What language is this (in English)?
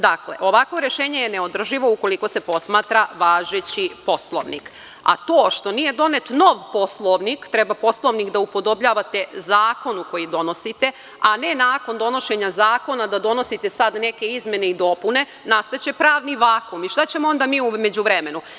Serbian